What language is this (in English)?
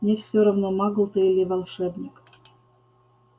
Russian